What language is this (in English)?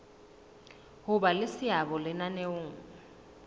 Southern Sotho